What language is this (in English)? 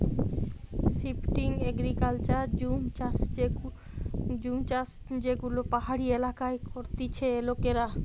Bangla